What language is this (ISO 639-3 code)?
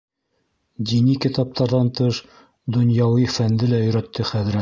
bak